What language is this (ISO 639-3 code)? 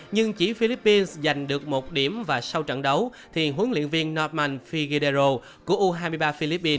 vie